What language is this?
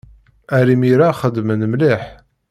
Kabyle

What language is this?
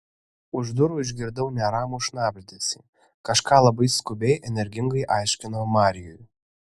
Lithuanian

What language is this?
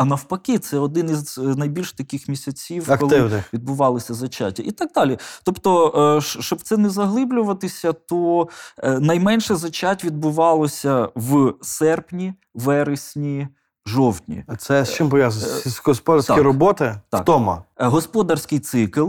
Ukrainian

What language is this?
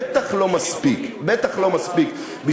Hebrew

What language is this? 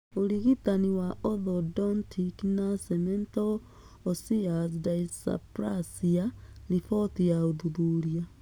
Kikuyu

